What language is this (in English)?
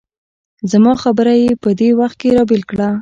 Pashto